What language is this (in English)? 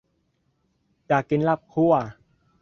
Thai